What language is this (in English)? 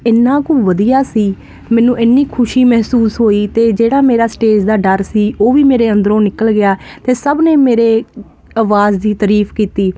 Punjabi